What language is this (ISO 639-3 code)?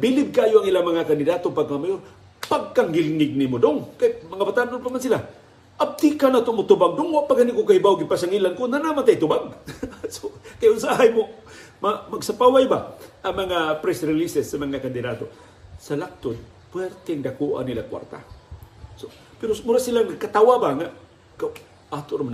fil